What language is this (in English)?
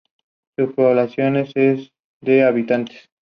Spanish